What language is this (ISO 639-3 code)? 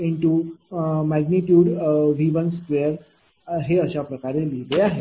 mar